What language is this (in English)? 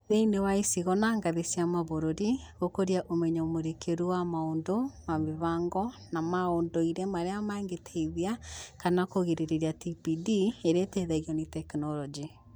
Kikuyu